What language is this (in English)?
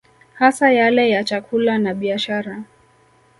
Swahili